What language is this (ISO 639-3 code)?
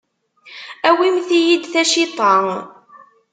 kab